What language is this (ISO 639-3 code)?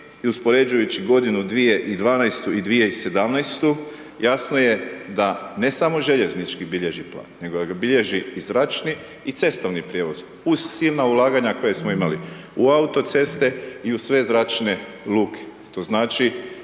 hrv